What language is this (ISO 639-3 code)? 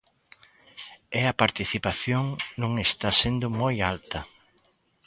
glg